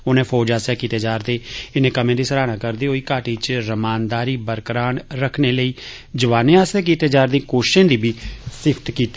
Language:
Dogri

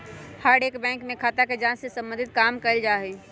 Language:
Magahi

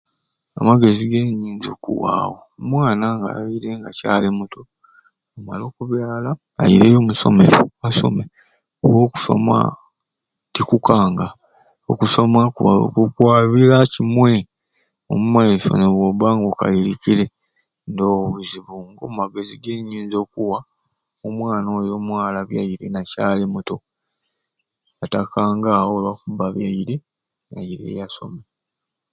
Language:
Ruuli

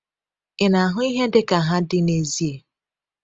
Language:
Igbo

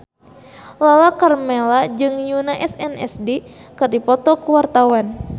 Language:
Sundanese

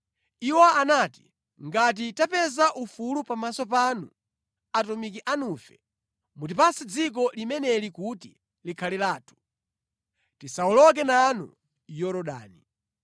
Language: Nyanja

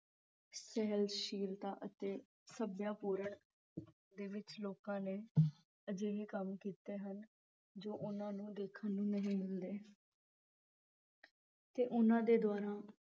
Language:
Punjabi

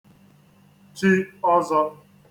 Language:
Igbo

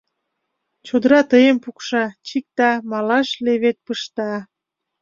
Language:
Mari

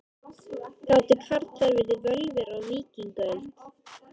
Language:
Icelandic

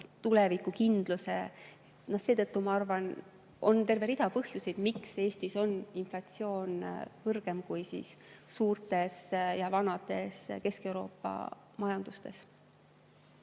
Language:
Estonian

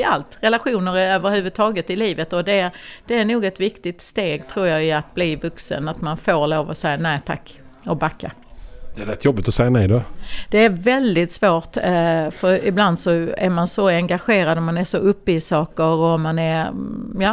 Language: Swedish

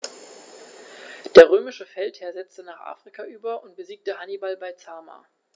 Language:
German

